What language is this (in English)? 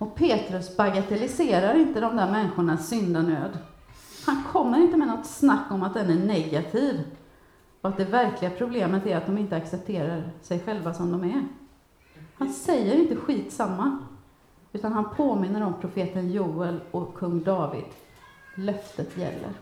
Swedish